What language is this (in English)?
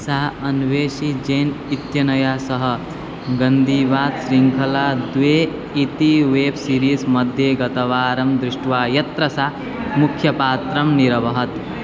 Sanskrit